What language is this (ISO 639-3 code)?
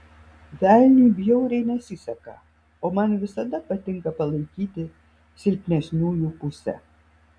lit